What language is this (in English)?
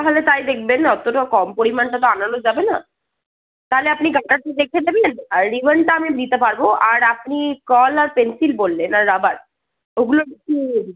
Bangla